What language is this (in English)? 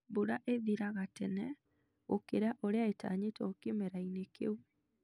Kikuyu